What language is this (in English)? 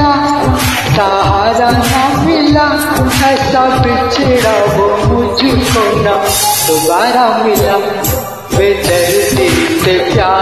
Hindi